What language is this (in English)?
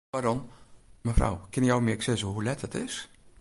Western Frisian